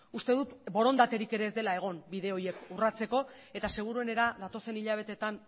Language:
Basque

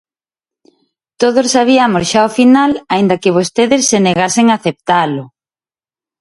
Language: Galician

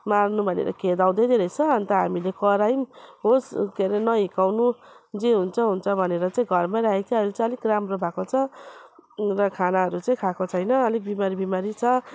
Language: Nepali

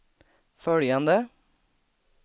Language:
Swedish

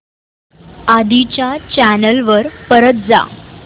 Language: Marathi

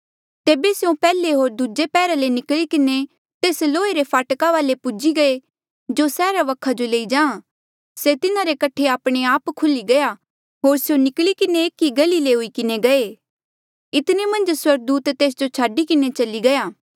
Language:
Mandeali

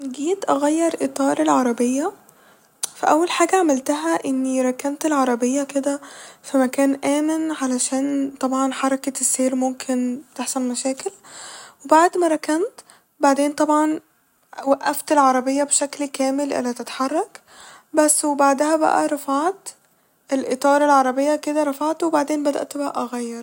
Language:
Egyptian Arabic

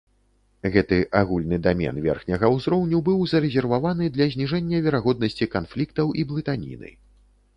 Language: Belarusian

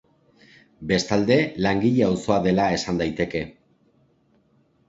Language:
Basque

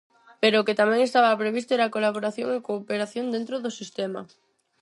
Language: Galician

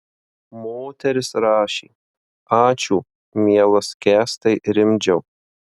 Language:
Lithuanian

